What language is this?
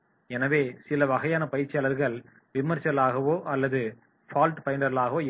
Tamil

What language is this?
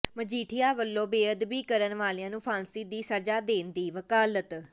Punjabi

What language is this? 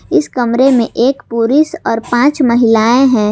Hindi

